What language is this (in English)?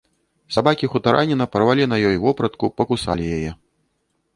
Belarusian